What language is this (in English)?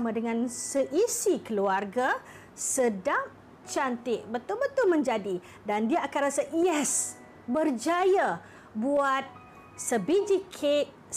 Malay